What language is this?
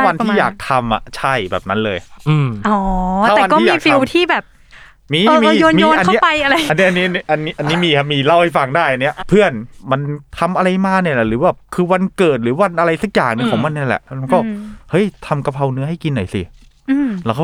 Thai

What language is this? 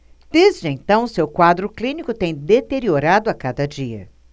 Portuguese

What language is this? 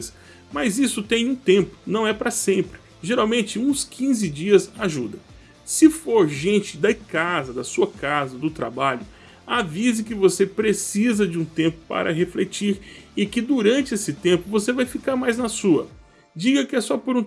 Portuguese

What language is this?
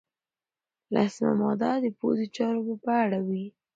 Pashto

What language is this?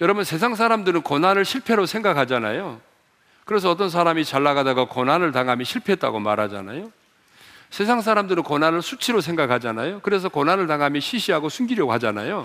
Korean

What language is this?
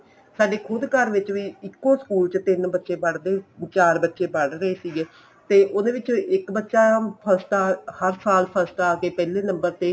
Punjabi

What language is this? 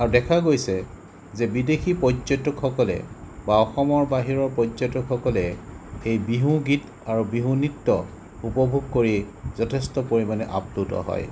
Assamese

